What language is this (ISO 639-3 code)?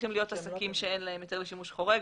heb